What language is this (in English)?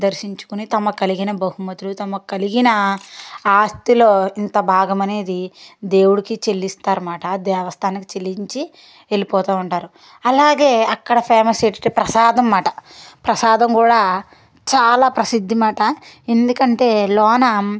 Telugu